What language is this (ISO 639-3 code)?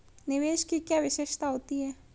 hin